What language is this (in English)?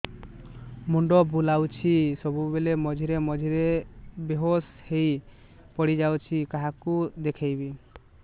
Odia